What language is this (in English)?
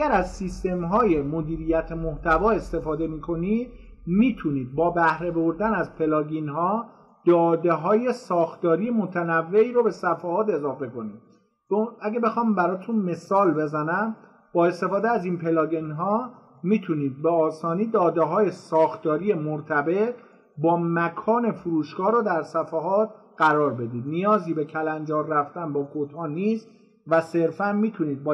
Persian